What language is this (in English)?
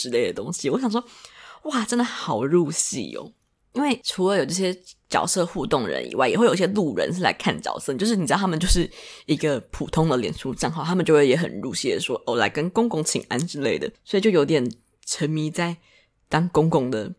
Chinese